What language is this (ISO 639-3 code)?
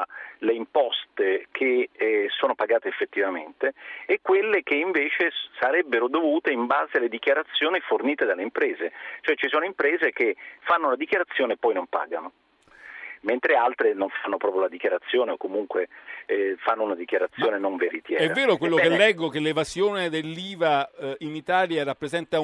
ita